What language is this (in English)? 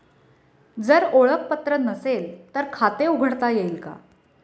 Marathi